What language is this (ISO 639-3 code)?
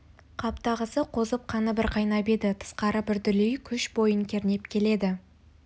kaz